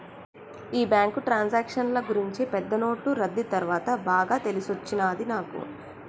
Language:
Telugu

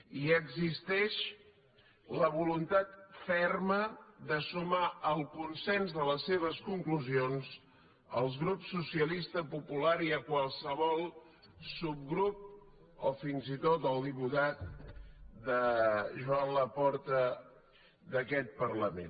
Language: Catalan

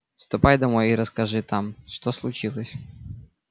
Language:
Russian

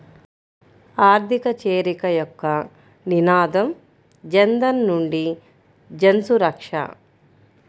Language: Telugu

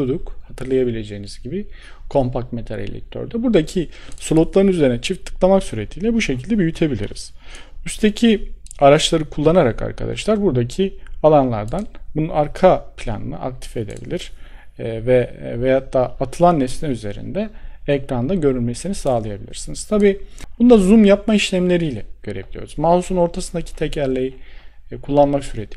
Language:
Turkish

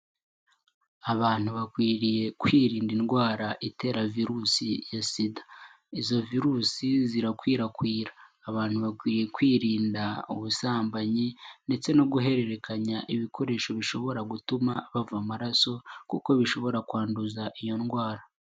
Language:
Kinyarwanda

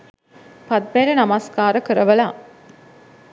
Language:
Sinhala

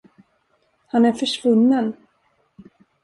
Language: Swedish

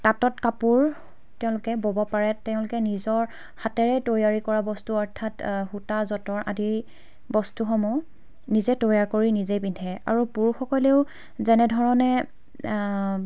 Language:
Assamese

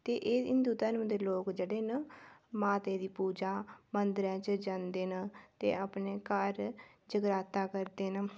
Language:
Dogri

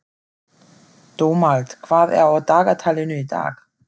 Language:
Icelandic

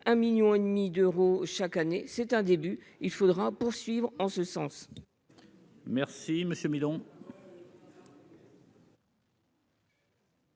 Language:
French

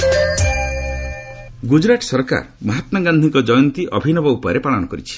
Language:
Odia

